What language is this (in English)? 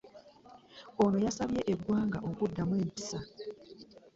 Ganda